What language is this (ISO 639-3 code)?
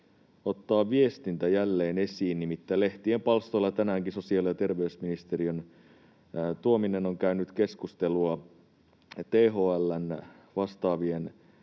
fin